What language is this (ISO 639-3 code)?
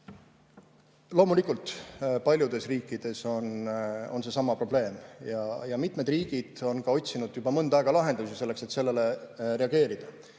est